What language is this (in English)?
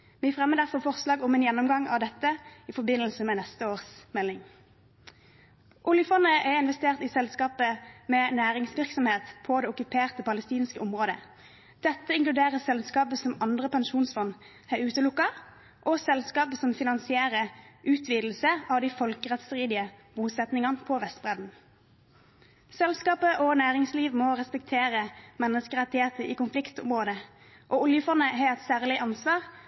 Norwegian Bokmål